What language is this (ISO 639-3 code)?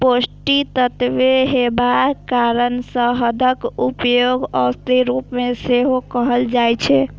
mai